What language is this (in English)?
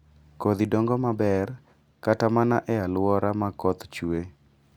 Luo (Kenya and Tanzania)